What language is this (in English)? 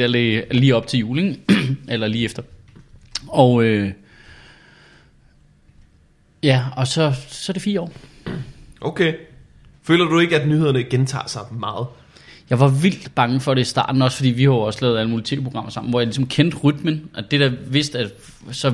Danish